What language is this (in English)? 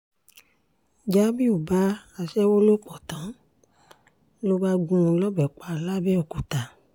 Yoruba